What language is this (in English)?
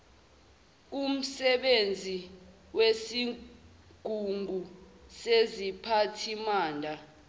Zulu